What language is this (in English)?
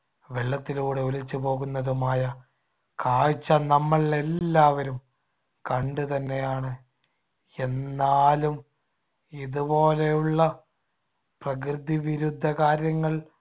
Malayalam